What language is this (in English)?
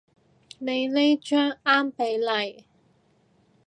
Cantonese